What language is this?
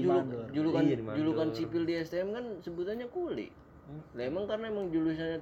Indonesian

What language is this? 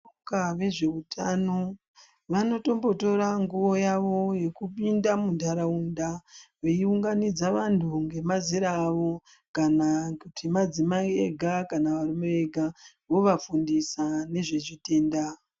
Ndau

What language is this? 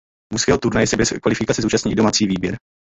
Czech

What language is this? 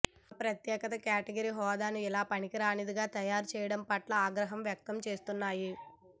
Telugu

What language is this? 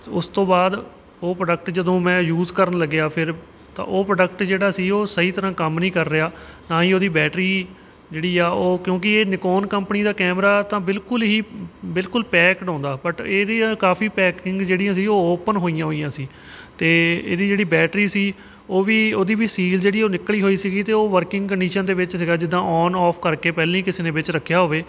Punjabi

